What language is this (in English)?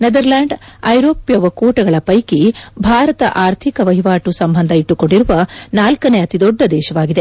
Kannada